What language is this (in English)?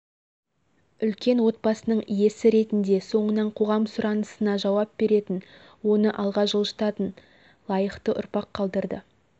Kazakh